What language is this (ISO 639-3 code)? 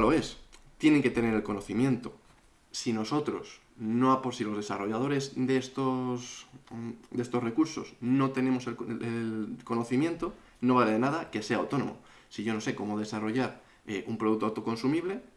spa